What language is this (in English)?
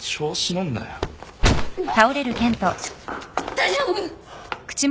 Japanese